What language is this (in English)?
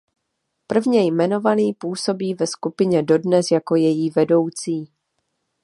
Czech